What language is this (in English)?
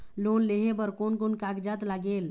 Chhattisgarhi